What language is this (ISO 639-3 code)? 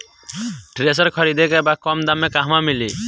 bho